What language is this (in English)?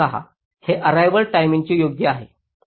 Marathi